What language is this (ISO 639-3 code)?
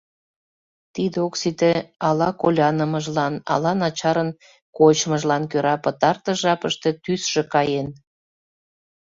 chm